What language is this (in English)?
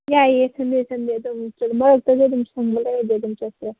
Manipuri